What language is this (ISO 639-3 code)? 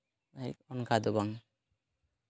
sat